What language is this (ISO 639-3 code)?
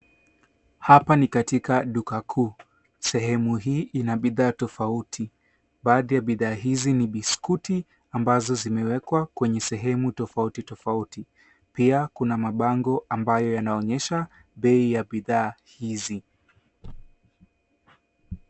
swa